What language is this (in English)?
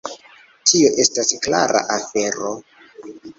Esperanto